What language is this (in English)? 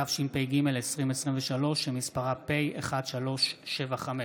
Hebrew